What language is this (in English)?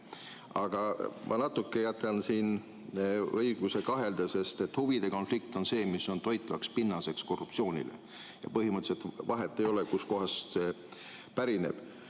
Estonian